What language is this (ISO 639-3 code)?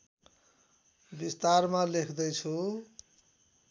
nep